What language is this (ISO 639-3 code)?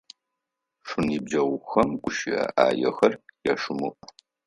ady